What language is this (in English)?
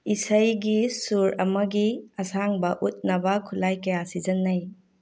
Manipuri